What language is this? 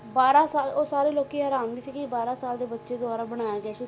Punjabi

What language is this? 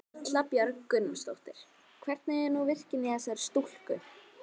Icelandic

